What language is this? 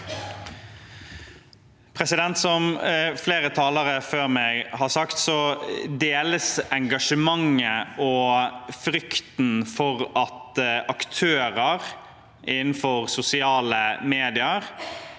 Norwegian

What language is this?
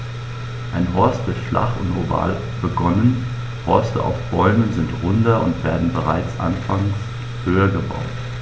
German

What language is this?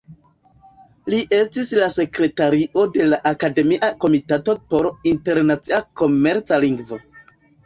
Esperanto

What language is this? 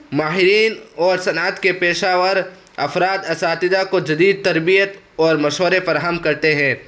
Urdu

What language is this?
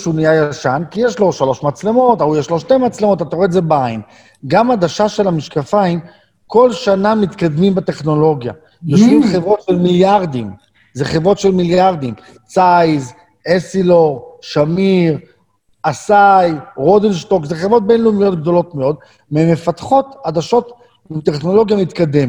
Hebrew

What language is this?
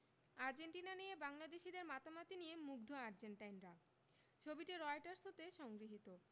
Bangla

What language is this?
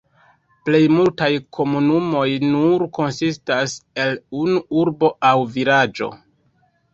Esperanto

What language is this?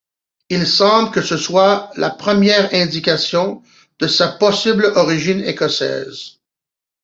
French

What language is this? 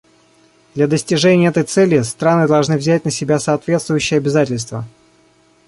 Russian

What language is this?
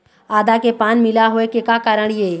Chhattisgarhi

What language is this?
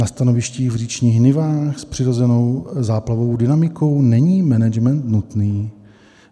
Czech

